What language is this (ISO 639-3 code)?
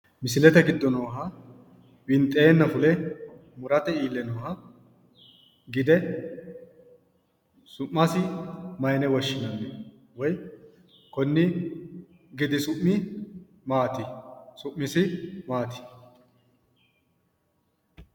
sid